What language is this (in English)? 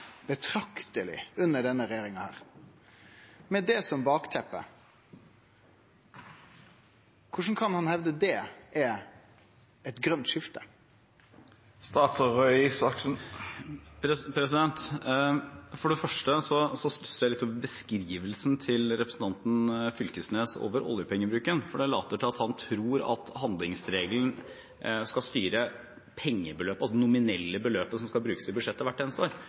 Norwegian